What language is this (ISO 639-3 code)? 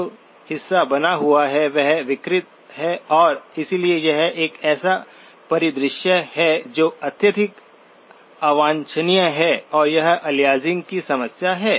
hin